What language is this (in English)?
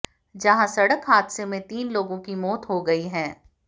Hindi